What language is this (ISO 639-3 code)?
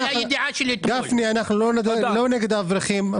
heb